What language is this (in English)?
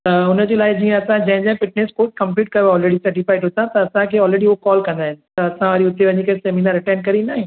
Sindhi